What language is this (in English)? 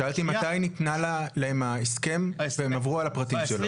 Hebrew